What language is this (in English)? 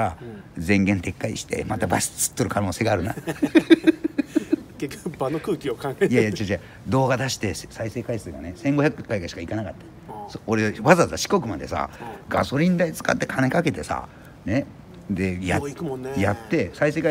Japanese